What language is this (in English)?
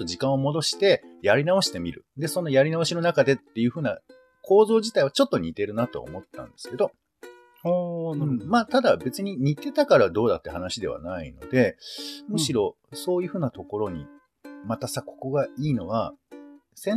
Japanese